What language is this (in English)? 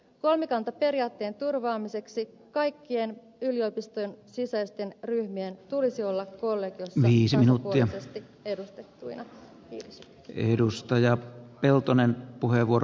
Finnish